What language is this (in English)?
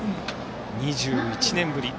Japanese